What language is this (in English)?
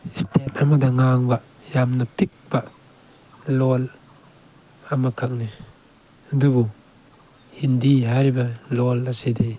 Manipuri